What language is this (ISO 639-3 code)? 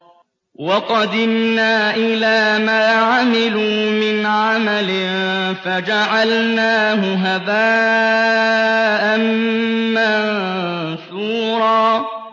ara